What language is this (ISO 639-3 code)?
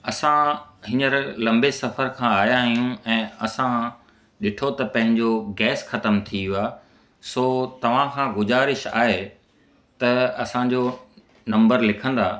snd